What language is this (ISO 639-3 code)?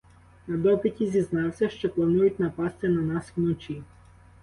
ukr